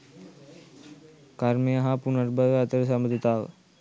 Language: Sinhala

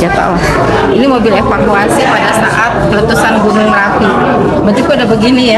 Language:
Indonesian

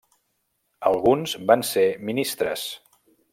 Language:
Catalan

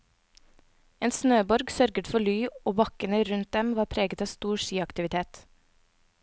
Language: Norwegian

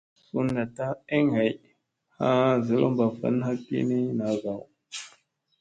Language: Musey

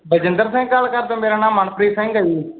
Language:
Punjabi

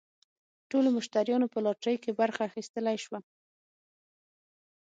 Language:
Pashto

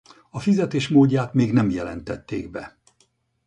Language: Hungarian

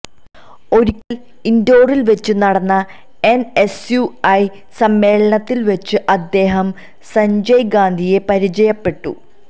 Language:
Malayalam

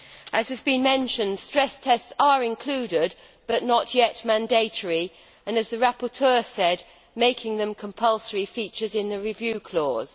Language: English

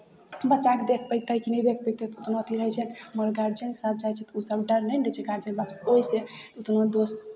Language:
Maithili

